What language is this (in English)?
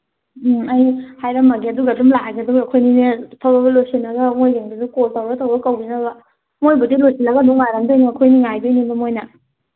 Manipuri